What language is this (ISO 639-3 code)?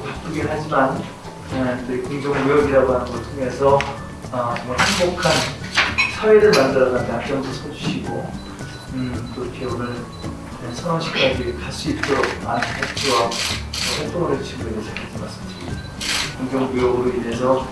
kor